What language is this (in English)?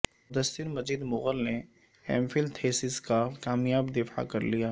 Urdu